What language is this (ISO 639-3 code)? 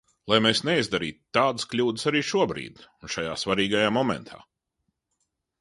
lav